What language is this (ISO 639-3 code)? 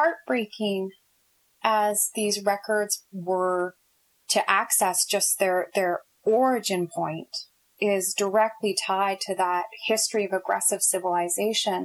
eng